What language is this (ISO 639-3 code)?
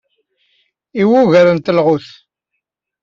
kab